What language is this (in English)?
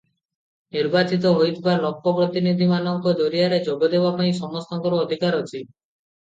Odia